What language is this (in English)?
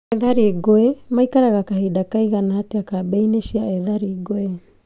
Kikuyu